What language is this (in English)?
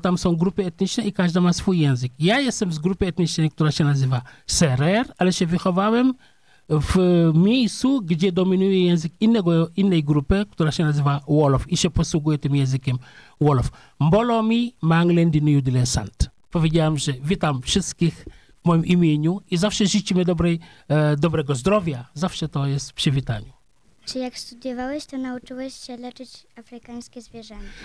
Polish